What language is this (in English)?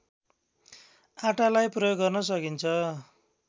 Nepali